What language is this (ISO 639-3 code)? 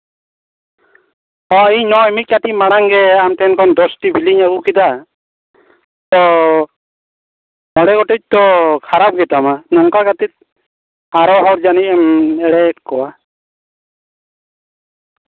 sat